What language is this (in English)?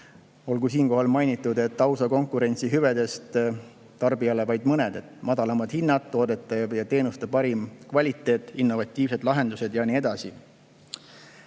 Estonian